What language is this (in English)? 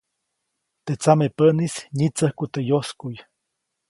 Copainalá Zoque